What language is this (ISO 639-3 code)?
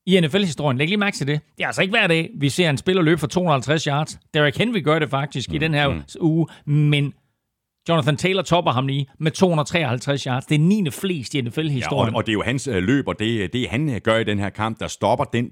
dan